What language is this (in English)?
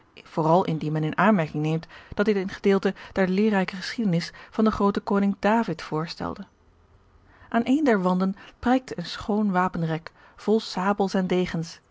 Dutch